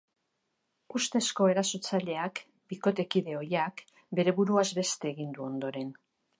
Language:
Basque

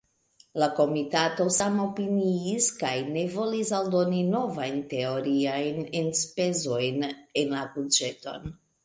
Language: Esperanto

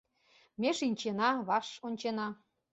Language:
Mari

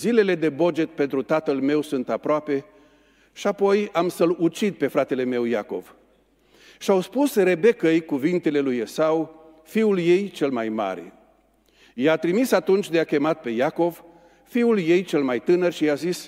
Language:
Romanian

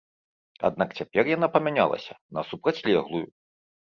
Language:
Belarusian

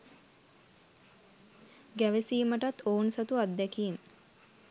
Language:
Sinhala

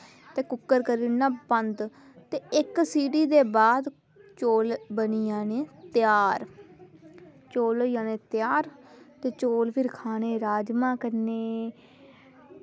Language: Dogri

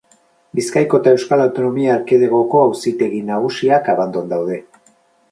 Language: Basque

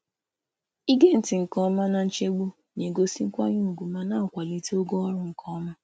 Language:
Igbo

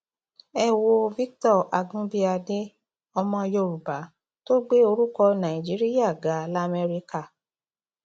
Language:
Yoruba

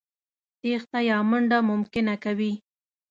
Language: Pashto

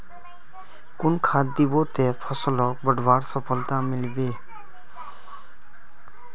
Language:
Magahi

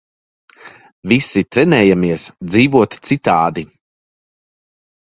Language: Latvian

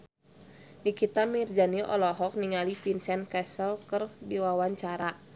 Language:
Sundanese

